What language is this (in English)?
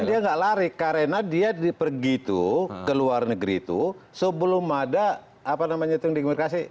Indonesian